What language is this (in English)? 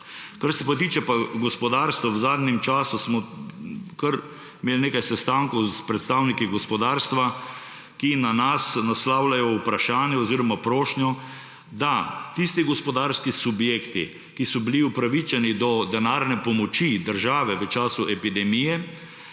Slovenian